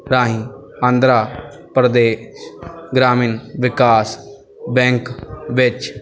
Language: Punjabi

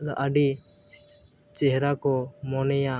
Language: Santali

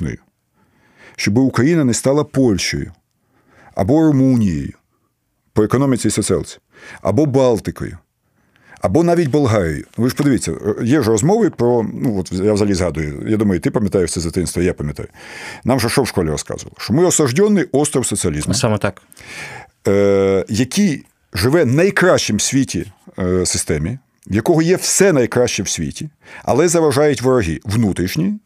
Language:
Ukrainian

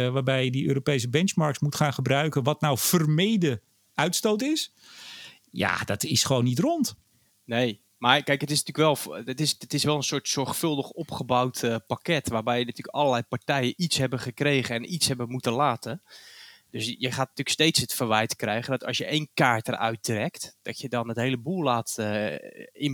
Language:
Dutch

